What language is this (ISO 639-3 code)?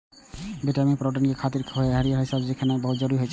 mai